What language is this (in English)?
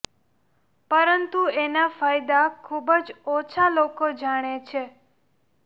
Gujarati